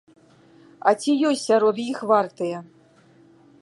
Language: Belarusian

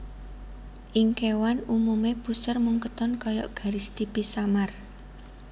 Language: Javanese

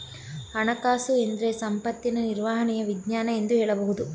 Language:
Kannada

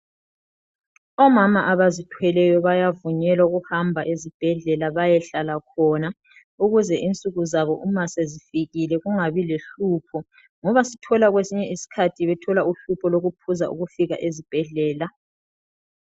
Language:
North Ndebele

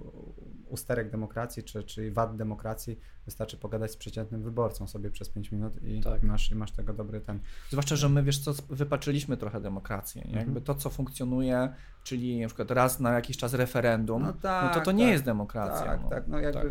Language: Polish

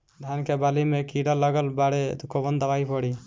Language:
Bhojpuri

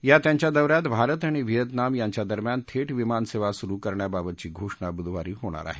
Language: Marathi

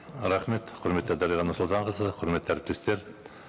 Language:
Kazakh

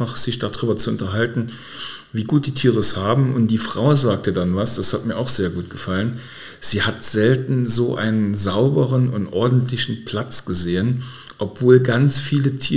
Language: German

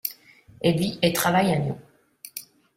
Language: French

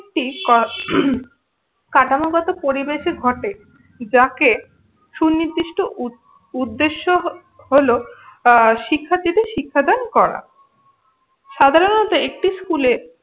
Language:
Bangla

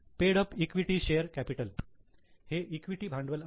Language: Marathi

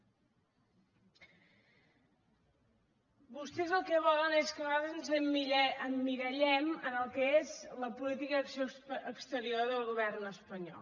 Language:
Catalan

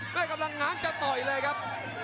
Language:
Thai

